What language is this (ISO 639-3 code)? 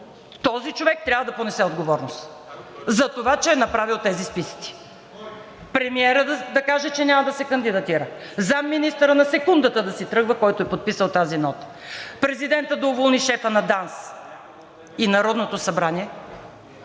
bul